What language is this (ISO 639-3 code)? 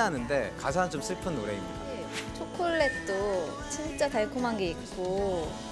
kor